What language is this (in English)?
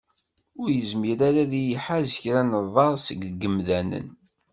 Kabyle